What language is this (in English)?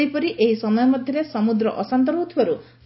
Odia